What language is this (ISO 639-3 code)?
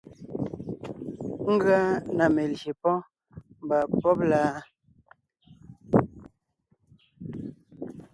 nnh